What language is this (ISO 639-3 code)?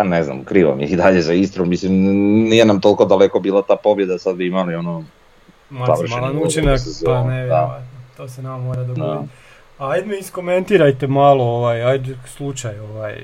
hrv